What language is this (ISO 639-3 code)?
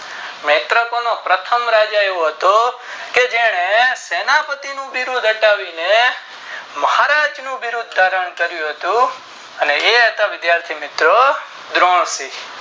guj